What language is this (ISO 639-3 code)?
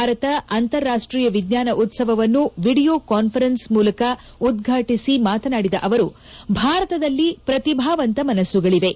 kan